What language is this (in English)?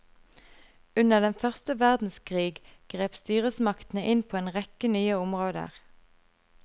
Norwegian